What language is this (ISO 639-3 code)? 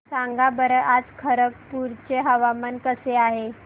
mar